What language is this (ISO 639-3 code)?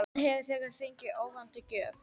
isl